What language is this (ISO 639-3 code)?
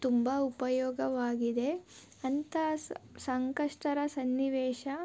kan